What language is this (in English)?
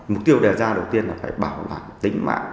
Vietnamese